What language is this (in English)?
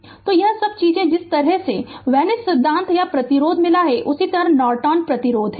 Hindi